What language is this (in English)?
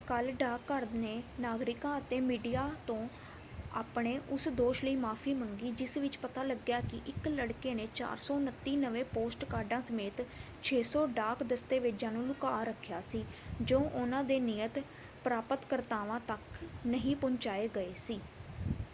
Punjabi